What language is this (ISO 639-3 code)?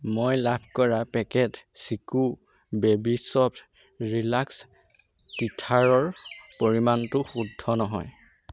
asm